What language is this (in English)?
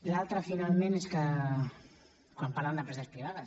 Catalan